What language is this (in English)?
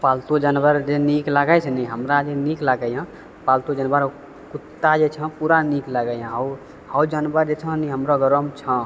Maithili